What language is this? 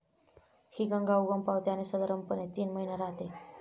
Marathi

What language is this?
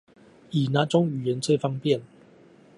Chinese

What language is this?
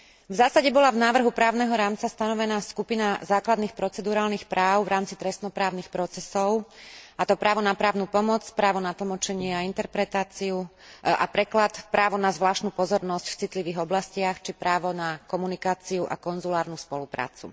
Slovak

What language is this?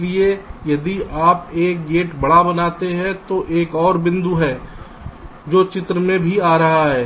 Hindi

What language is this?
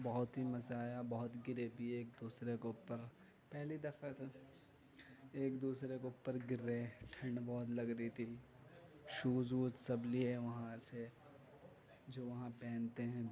Urdu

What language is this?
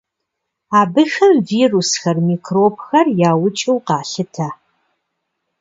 Kabardian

